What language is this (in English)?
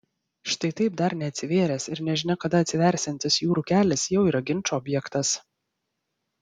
Lithuanian